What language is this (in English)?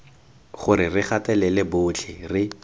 Tswana